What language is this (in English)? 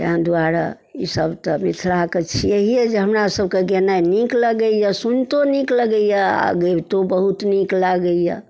Maithili